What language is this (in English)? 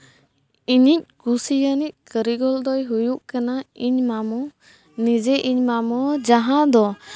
Santali